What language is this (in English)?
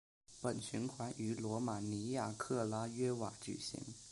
Chinese